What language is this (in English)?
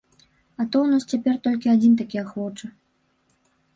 Belarusian